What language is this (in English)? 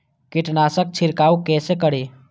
Maithili